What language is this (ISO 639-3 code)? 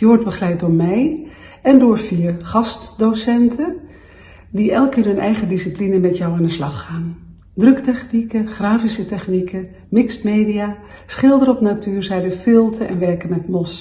nld